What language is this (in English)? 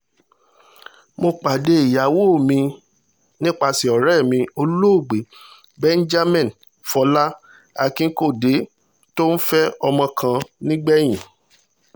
Yoruba